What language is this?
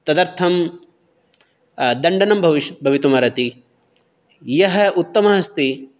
Sanskrit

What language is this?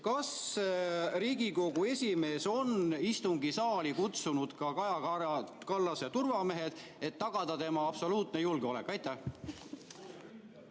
Estonian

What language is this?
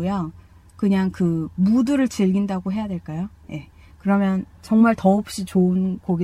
Korean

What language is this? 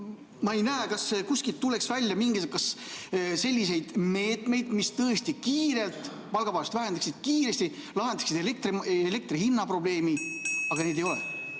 Estonian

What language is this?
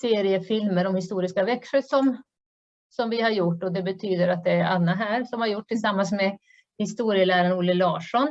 Swedish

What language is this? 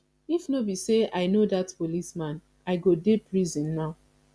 Nigerian Pidgin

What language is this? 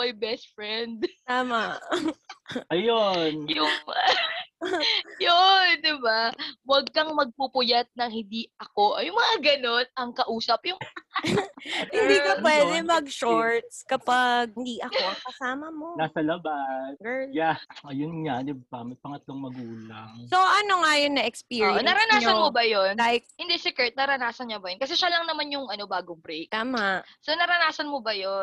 Filipino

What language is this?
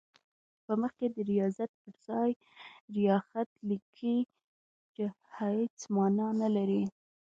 Pashto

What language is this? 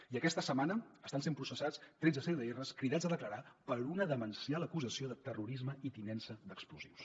Catalan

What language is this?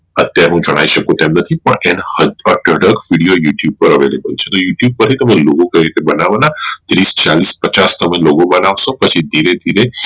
Gujarati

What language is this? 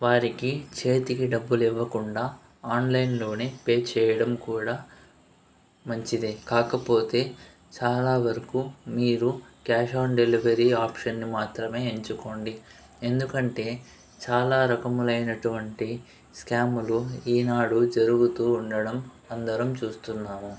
Telugu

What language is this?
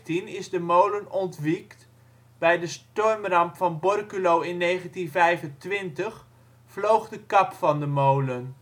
Dutch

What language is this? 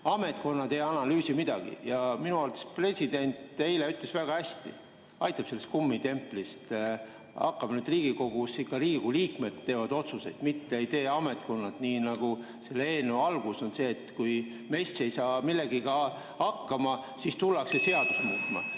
Estonian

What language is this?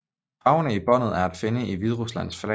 Danish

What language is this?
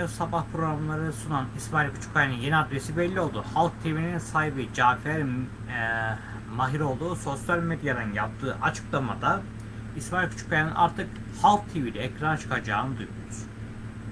Turkish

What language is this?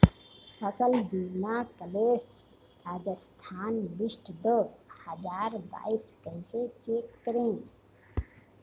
Hindi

